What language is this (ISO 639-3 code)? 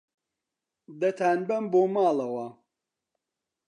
ckb